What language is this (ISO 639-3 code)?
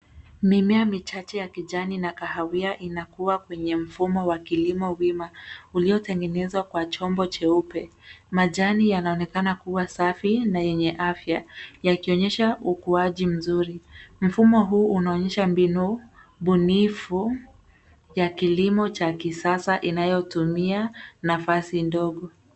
swa